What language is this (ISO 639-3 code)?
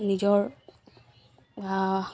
asm